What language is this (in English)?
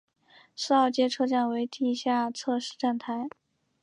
Chinese